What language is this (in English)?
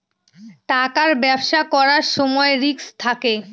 Bangla